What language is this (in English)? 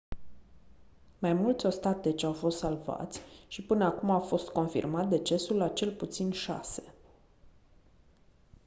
Romanian